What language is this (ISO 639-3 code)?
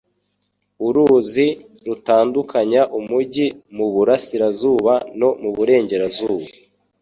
kin